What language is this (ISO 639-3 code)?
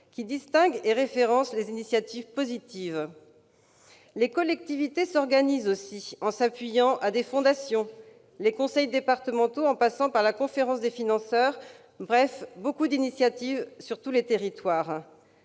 fra